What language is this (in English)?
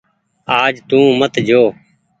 Goaria